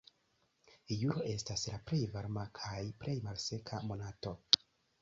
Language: Esperanto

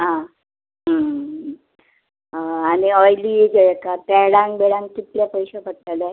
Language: Konkani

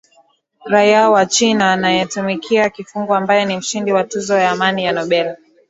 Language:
Swahili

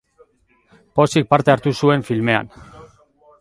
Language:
Basque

